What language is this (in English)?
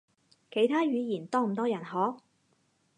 Cantonese